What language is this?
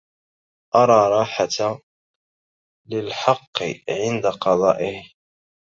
Arabic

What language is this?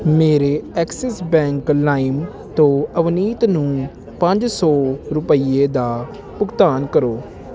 Punjabi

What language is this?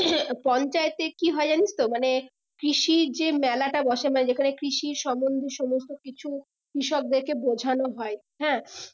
Bangla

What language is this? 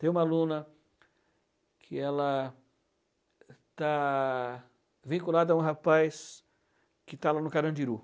Portuguese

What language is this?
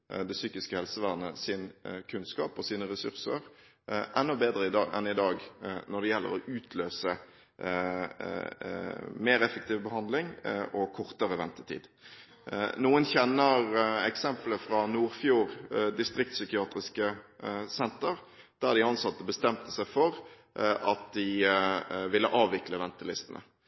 Norwegian Bokmål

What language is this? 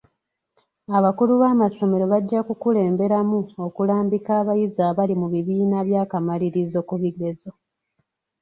Ganda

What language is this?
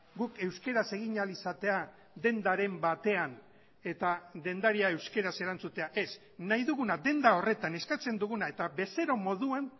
Basque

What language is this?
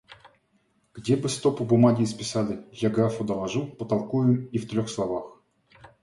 Russian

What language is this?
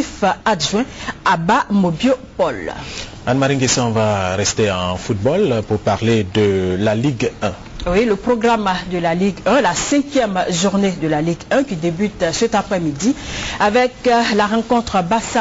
French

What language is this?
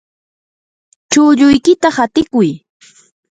Yanahuanca Pasco Quechua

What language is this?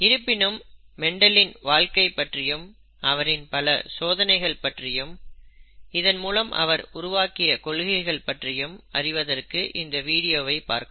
Tamil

